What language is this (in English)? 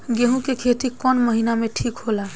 Bhojpuri